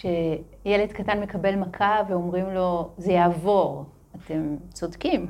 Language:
Hebrew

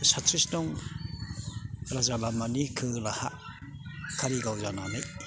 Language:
Bodo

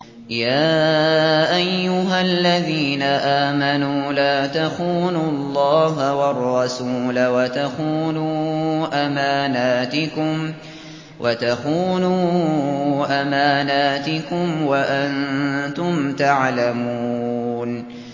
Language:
Arabic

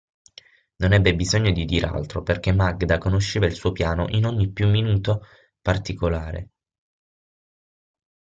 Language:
Italian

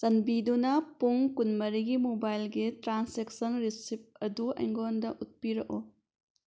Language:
Manipuri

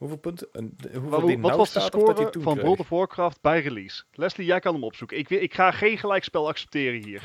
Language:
Dutch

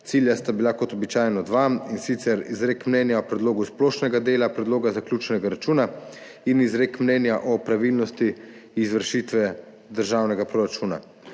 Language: Slovenian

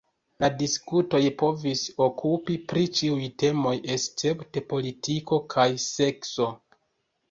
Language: Esperanto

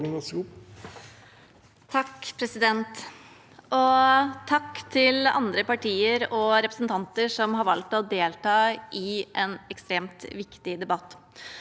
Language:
Norwegian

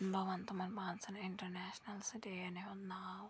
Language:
Kashmiri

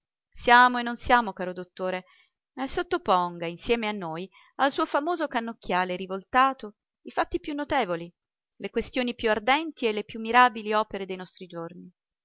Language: Italian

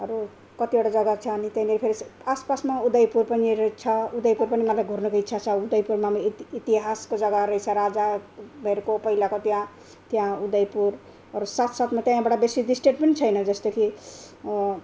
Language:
Nepali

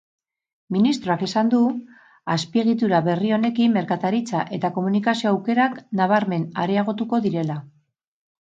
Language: Basque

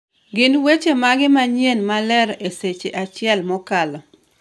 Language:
Luo (Kenya and Tanzania)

